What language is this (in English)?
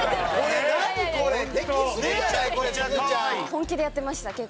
Japanese